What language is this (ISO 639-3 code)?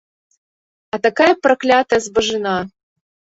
bel